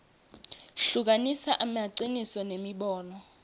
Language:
Swati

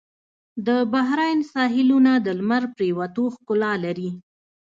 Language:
Pashto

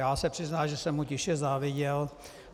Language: Czech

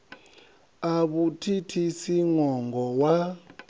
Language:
Venda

